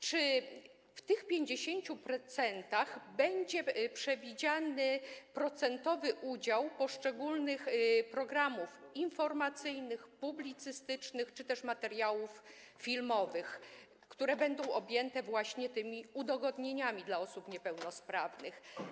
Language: Polish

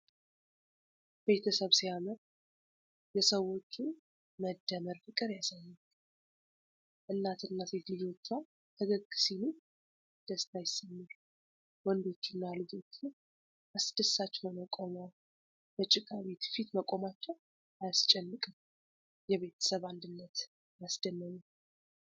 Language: Amharic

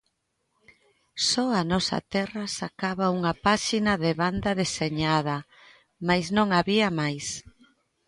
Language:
Galician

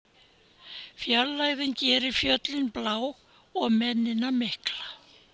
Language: Icelandic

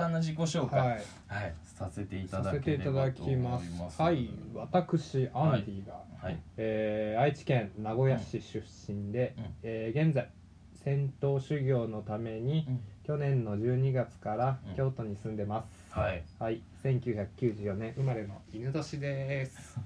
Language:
Japanese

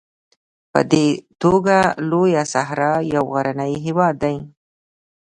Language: Pashto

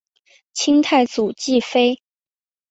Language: Chinese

